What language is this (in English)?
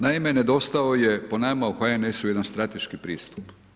Croatian